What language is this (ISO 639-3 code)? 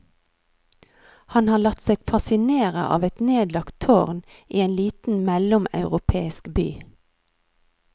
nor